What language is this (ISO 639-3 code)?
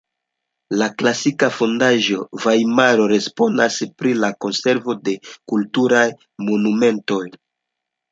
epo